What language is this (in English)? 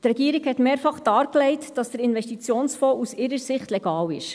Swiss German